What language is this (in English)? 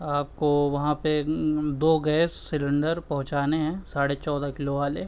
Urdu